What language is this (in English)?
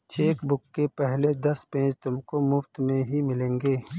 Hindi